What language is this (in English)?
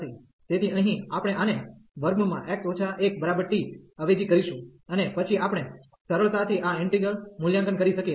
Gujarati